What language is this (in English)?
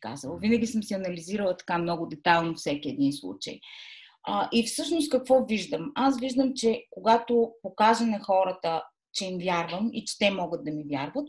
Bulgarian